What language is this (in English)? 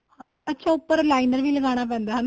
Punjabi